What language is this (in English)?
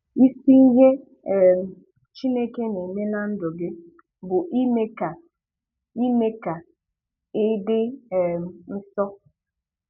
Igbo